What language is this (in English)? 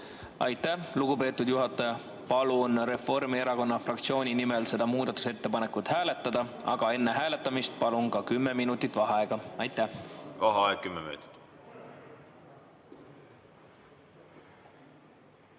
Estonian